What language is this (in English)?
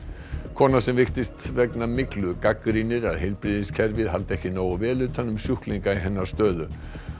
Icelandic